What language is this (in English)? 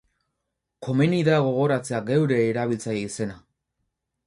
Basque